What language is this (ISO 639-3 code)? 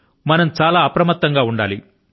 tel